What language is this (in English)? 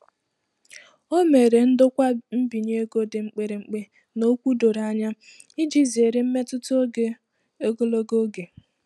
Igbo